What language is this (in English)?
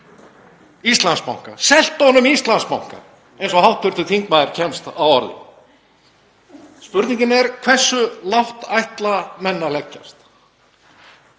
Icelandic